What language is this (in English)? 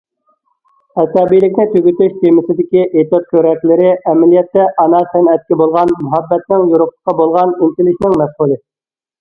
Uyghur